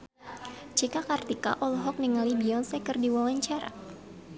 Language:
Sundanese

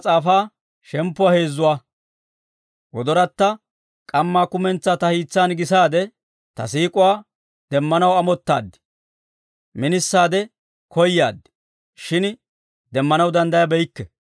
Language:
Dawro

